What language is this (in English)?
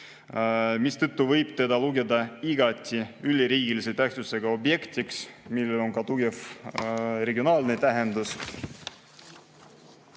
Estonian